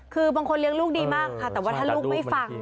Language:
Thai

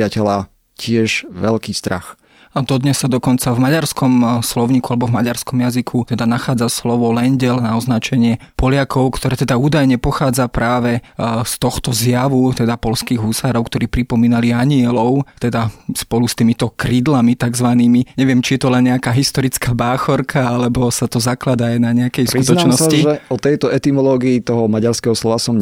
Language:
Slovak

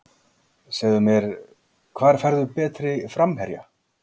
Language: Icelandic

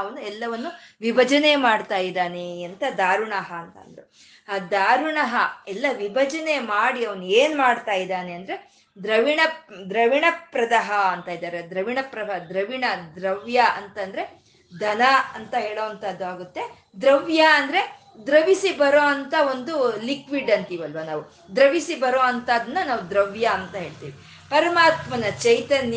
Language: Kannada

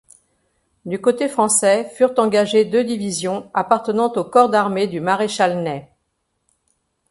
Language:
French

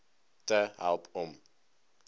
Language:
Afrikaans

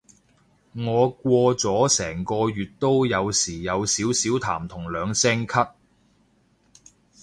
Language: Cantonese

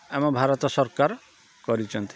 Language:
Odia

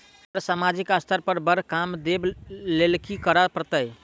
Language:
Maithili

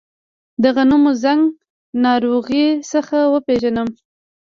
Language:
Pashto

